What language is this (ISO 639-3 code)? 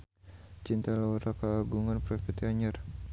sun